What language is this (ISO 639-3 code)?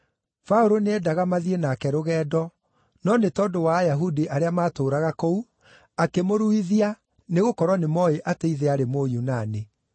kik